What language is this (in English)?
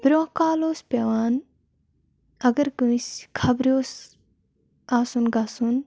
Kashmiri